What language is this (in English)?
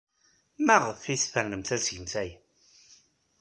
Kabyle